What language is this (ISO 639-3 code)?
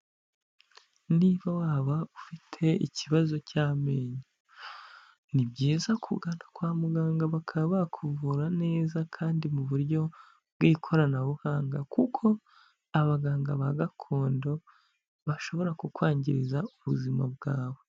kin